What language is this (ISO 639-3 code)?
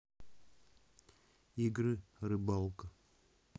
rus